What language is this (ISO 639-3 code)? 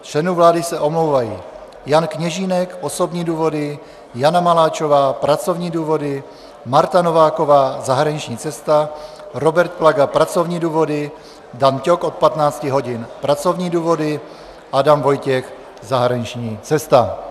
ces